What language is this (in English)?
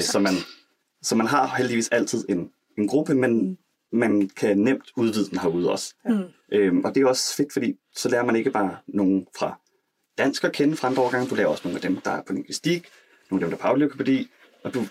Danish